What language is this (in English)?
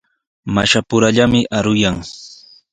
Sihuas Ancash Quechua